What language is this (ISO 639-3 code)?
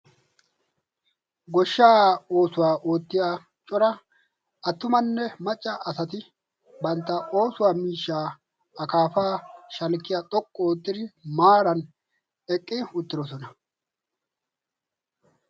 wal